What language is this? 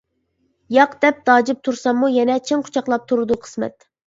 Uyghur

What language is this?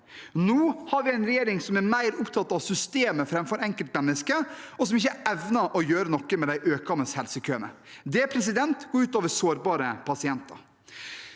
Norwegian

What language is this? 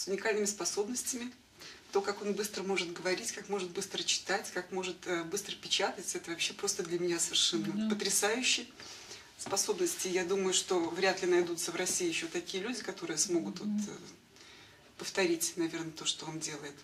Russian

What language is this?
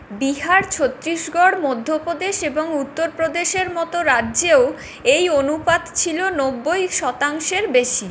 Bangla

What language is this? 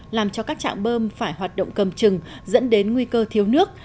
Vietnamese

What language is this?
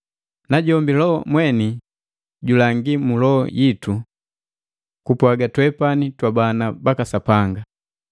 Matengo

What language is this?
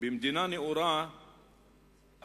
Hebrew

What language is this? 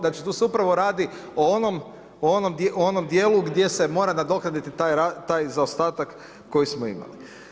Croatian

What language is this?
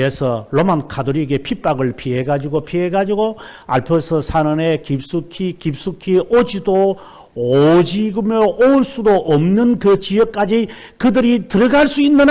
Korean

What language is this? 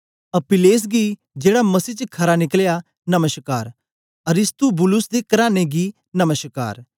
Dogri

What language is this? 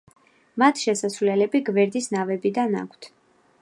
Georgian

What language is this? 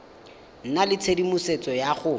Tswana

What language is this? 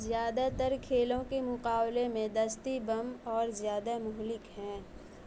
Urdu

